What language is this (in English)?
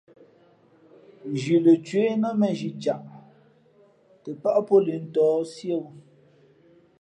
Fe'fe'